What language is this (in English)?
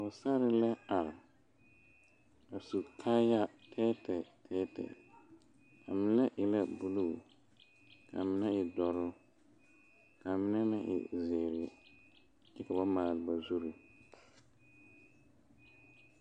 Southern Dagaare